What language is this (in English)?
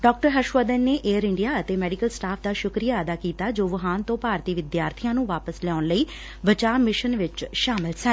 Punjabi